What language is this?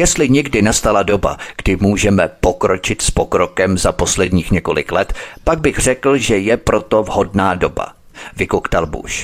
Czech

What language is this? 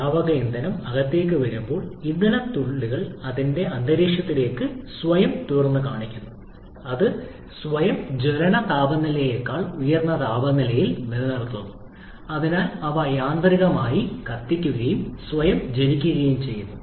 Malayalam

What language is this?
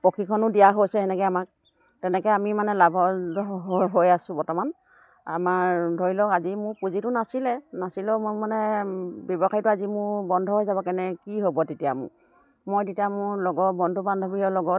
Assamese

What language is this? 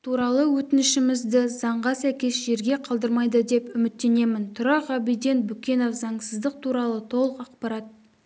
Kazakh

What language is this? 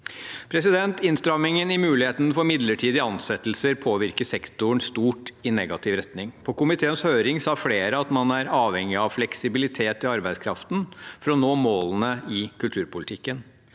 Norwegian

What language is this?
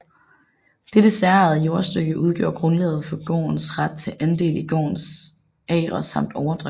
Danish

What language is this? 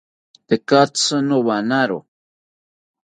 South Ucayali Ashéninka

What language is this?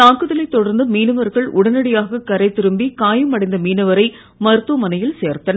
Tamil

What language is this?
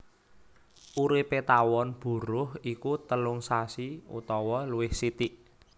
Javanese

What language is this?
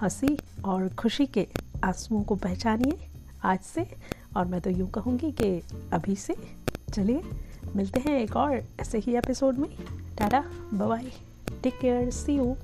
Hindi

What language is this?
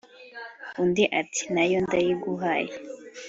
Kinyarwanda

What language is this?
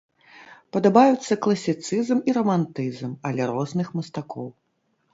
Belarusian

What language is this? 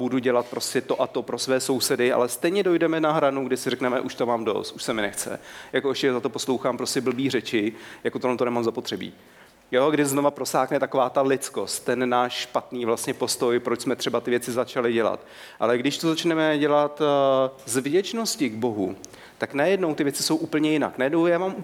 Czech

